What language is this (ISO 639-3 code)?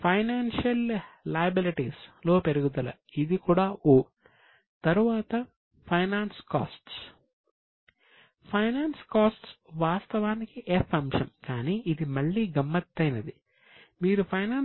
tel